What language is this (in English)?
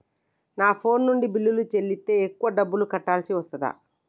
Telugu